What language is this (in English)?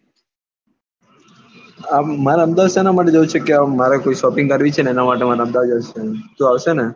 Gujarati